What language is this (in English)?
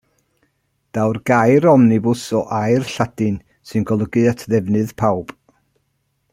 Welsh